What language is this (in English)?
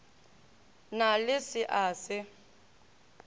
Northern Sotho